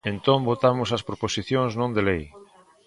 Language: Galician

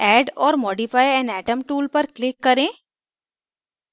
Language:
Hindi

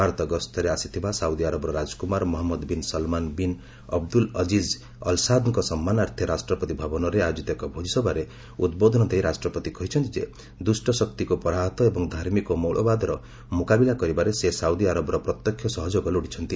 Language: Odia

